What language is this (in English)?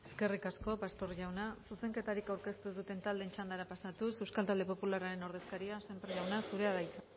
Basque